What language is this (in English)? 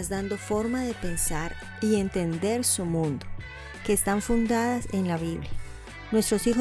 Spanish